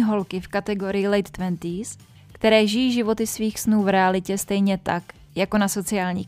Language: Czech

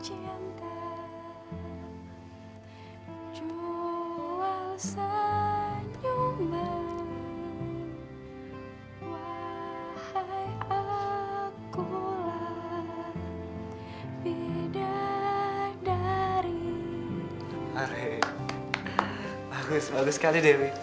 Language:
Indonesian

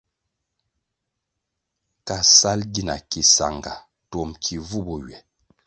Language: Kwasio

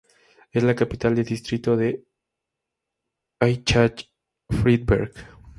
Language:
Spanish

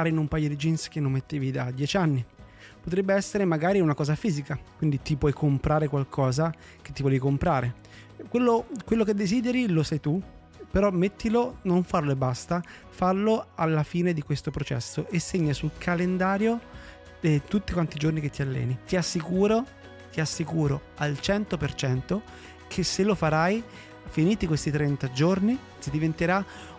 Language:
Italian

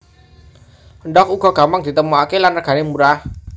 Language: Javanese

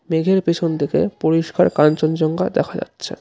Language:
Bangla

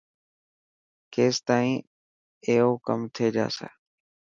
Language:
Dhatki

